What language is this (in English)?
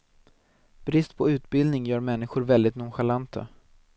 Swedish